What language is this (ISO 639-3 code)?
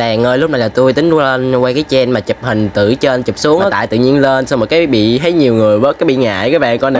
vie